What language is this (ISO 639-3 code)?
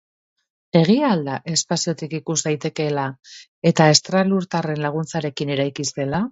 eus